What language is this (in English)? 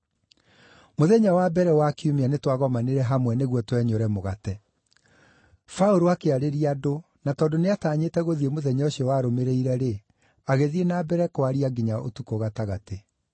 Kikuyu